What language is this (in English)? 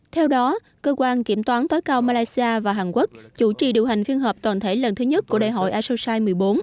Vietnamese